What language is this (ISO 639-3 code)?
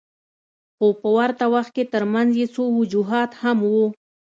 pus